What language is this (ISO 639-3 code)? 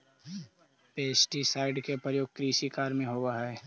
mag